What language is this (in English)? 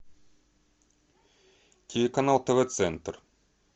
Russian